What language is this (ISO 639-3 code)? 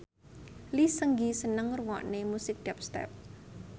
jav